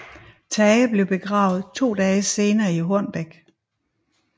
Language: Danish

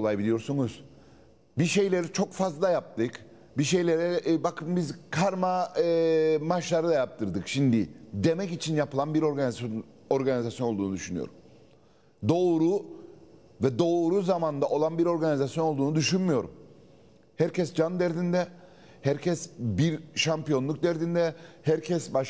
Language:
Turkish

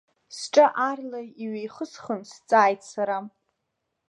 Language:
Abkhazian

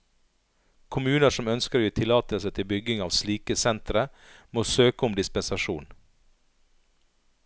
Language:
Norwegian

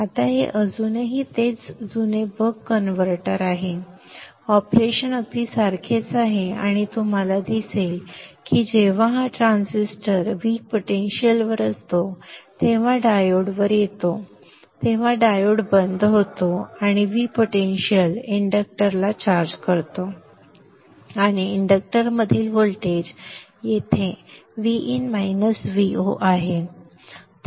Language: Marathi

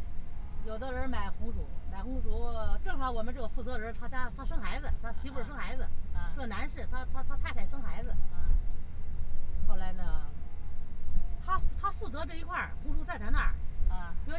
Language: Chinese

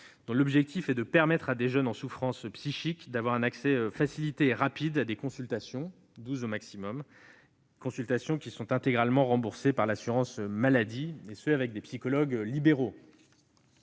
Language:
French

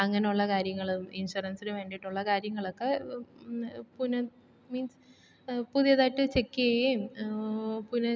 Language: Malayalam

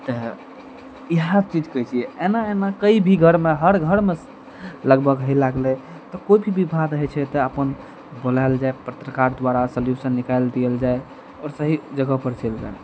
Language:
Maithili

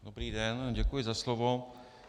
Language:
Czech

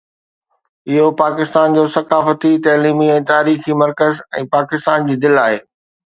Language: Sindhi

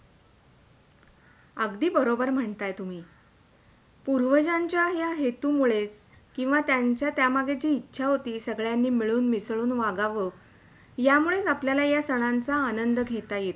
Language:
Marathi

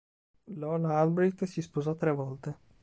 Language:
Italian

